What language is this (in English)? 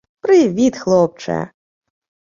Ukrainian